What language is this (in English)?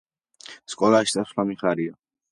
Georgian